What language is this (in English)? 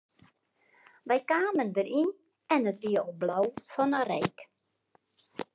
Western Frisian